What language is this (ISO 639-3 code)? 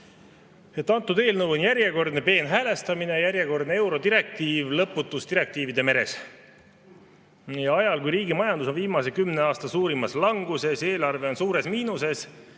est